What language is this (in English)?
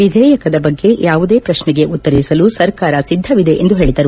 Kannada